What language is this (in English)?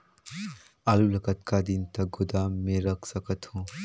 Chhattisgarhi